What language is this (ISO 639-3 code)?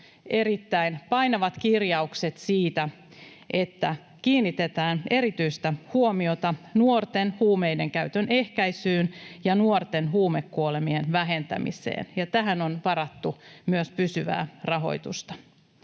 fin